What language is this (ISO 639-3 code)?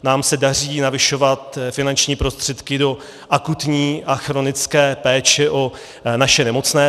ces